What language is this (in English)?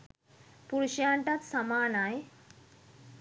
Sinhala